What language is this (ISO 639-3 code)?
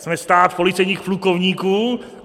ces